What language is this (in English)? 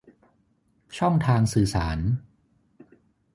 Thai